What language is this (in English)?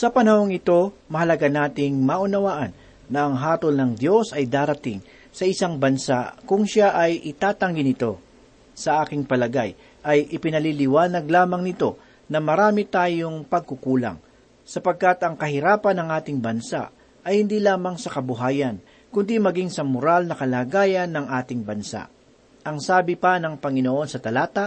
Filipino